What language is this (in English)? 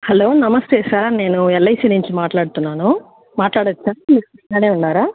Telugu